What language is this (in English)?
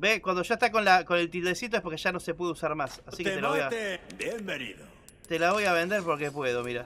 Spanish